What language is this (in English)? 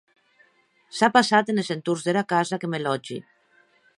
Occitan